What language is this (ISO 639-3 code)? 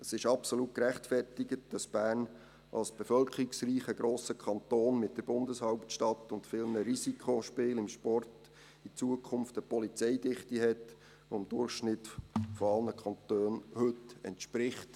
gsw